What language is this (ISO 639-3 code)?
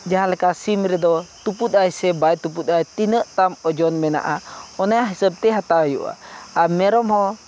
sat